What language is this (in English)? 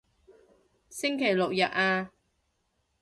Cantonese